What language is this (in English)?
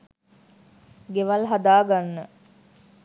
Sinhala